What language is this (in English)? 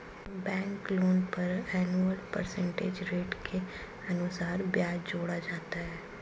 Hindi